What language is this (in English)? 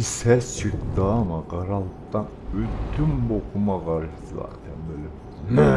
Turkish